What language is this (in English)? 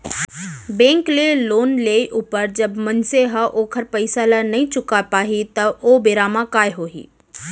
Chhattisgarhi